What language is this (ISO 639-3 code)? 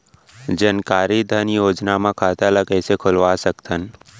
hne